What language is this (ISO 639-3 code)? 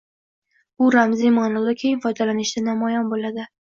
uzb